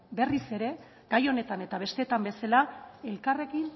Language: Basque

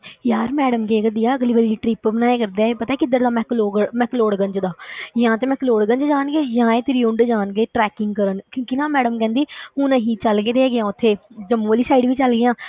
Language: Punjabi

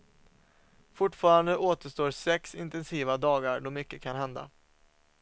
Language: Swedish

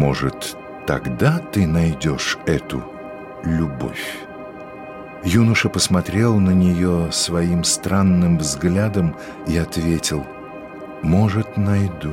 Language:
Russian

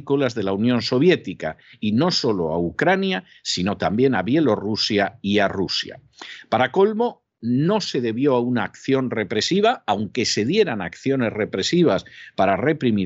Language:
Spanish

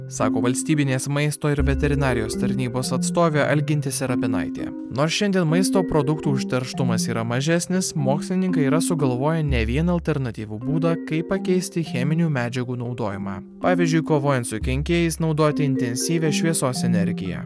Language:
Lithuanian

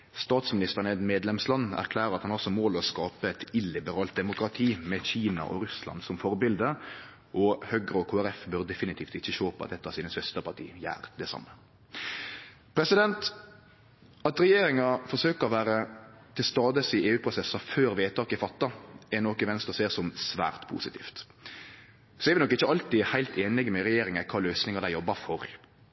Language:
Norwegian Nynorsk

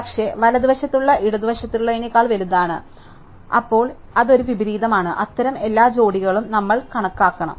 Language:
Malayalam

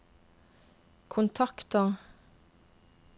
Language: Norwegian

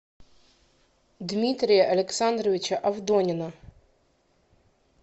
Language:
Russian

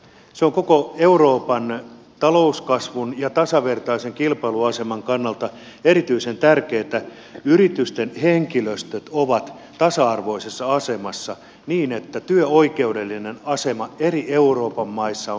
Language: Finnish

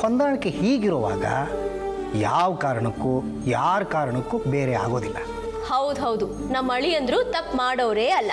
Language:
Kannada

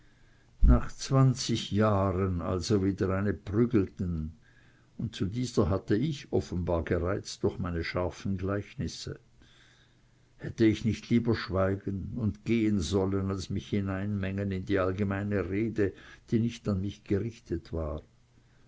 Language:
German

